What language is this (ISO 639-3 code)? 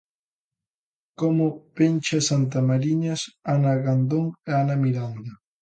glg